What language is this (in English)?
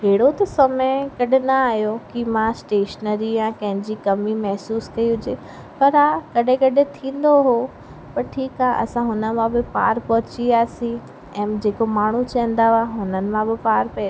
Sindhi